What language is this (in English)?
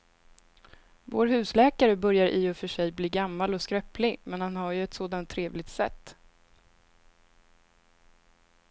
Swedish